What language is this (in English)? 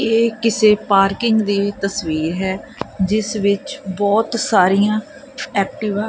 Punjabi